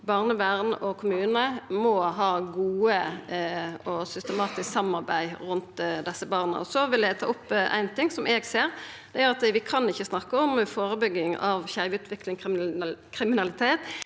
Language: Norwegian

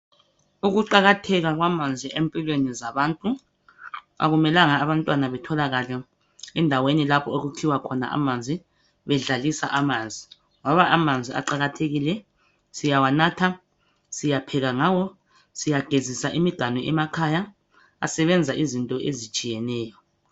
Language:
North Ndebele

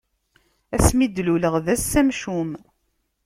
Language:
Kabyle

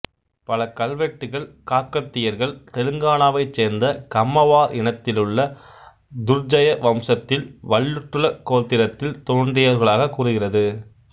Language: Tamil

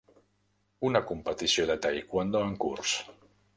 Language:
Catalan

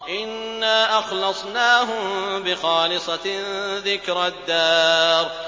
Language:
Arabic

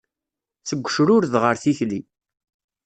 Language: Kabyle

